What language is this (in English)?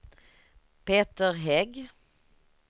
Swedish